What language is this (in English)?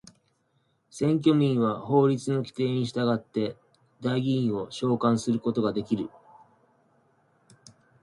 Japanese